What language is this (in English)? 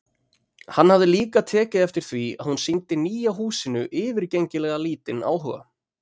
Icelandic